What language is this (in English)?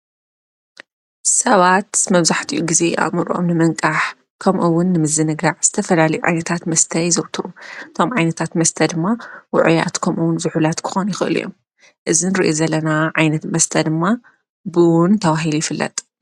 Tigrinya